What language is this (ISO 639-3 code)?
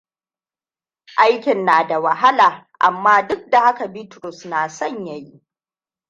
hau